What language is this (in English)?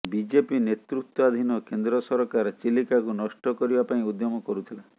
Odia